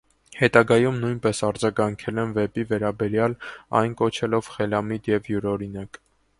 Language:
Armenian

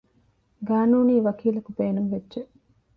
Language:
Divehi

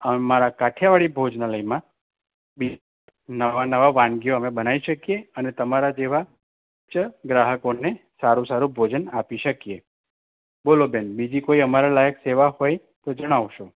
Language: Gujarati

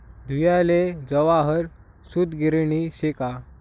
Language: Marathi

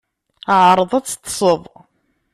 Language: Kabyle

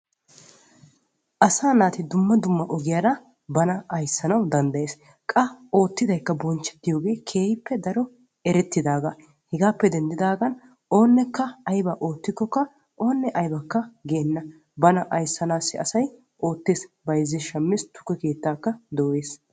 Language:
Wolaytta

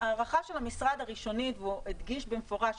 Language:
Hebrew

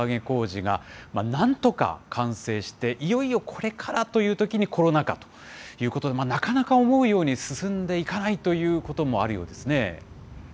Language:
Japanese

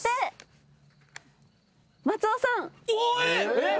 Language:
Japanese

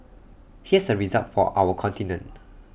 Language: English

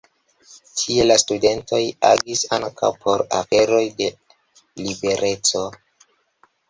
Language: Esperanto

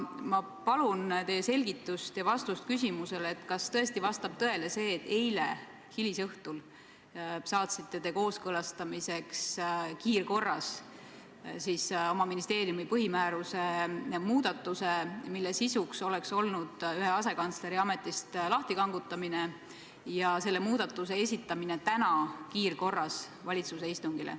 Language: Estonian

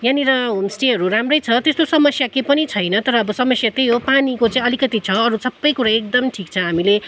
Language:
Nepali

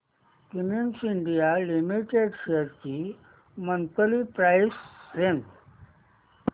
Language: Marathi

